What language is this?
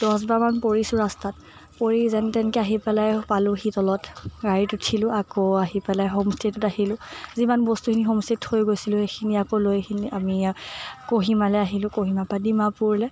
Assamese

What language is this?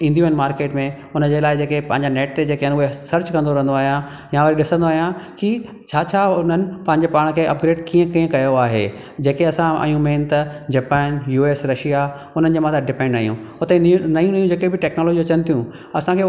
Sindhi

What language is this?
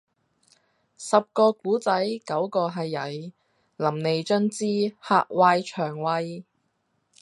Cantonese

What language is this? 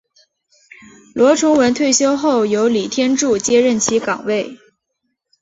Chinese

